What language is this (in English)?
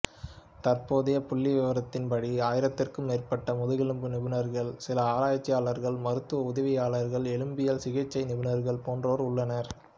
Tamil